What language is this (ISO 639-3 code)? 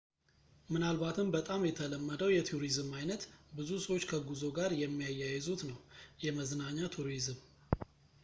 amh